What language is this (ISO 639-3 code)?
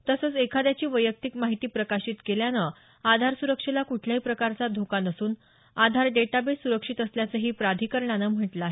mar